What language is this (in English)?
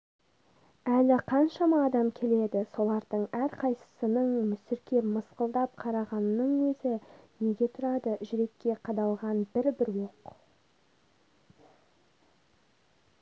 Kazakh